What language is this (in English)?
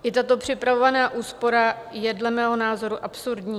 Czech